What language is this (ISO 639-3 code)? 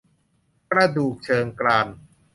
tha